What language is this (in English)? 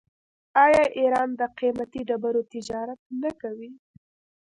Pashto